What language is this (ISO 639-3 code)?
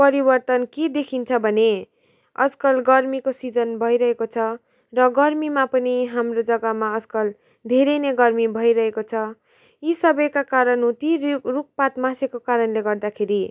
nep